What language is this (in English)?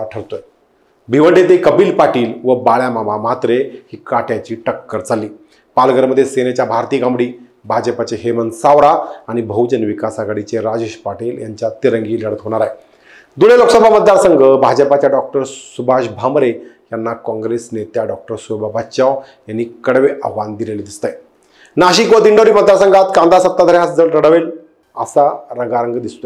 Marathi